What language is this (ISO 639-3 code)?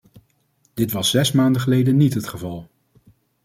nld